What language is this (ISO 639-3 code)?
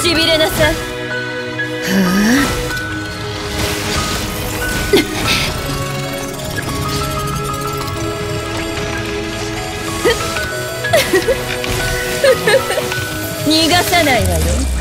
jpn